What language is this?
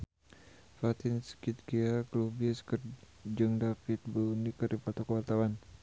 Sundanese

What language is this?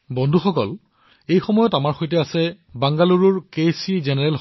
Assamese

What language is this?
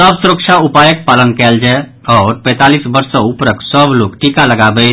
Maithili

